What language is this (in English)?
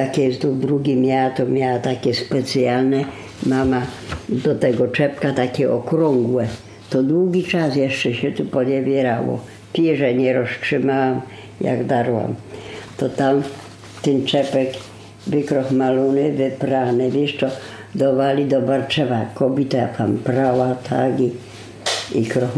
Polish